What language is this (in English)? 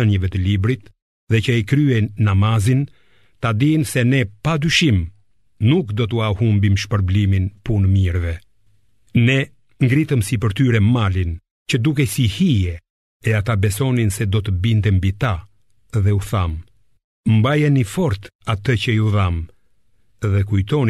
Greek